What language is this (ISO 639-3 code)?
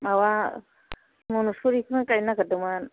brx